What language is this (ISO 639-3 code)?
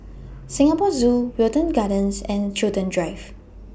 eng